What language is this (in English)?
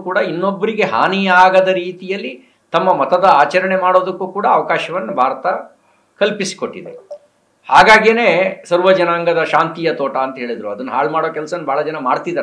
Italian